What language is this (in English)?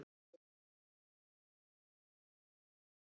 Icelandic